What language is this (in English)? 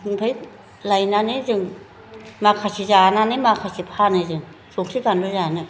Bodo